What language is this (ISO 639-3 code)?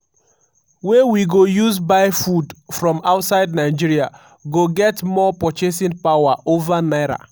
pcm